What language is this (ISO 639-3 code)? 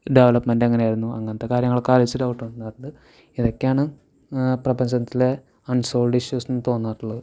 mal